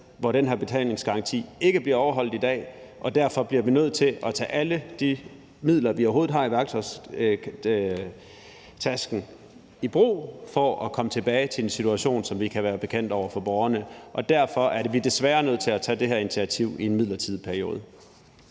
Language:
Danish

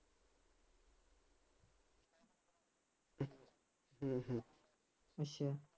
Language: Punjabi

